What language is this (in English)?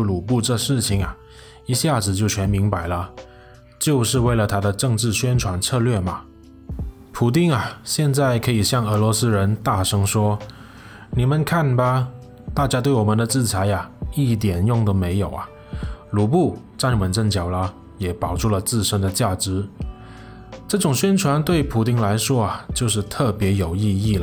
Chinese